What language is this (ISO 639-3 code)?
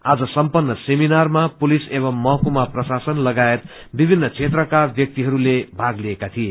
nep